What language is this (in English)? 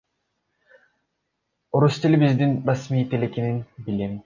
Kyrgyz